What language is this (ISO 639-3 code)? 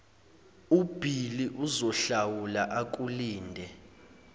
zul